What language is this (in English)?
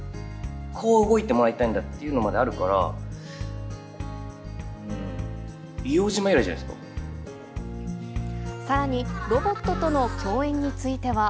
Japanese